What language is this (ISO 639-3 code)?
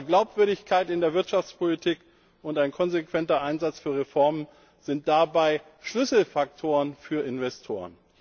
deu